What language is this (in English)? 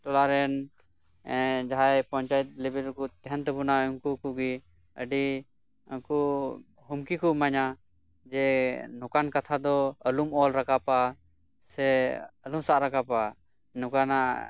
Santali